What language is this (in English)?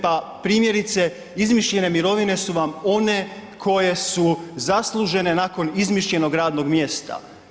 Croatian